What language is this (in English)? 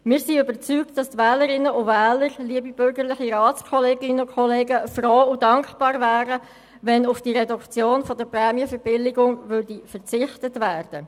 Swiss German